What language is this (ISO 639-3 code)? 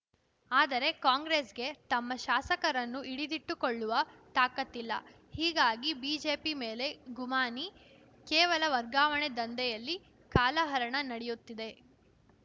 kan